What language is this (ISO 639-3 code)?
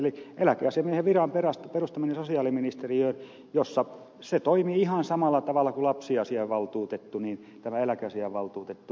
fin